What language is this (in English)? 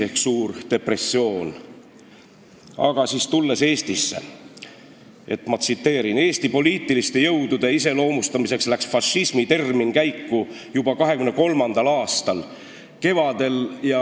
Estonian